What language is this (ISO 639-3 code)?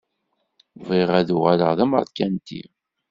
kab